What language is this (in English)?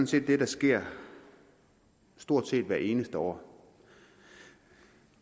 Danish